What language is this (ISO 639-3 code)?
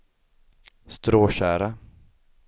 swe